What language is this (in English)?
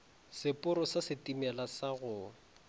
Northern Sotho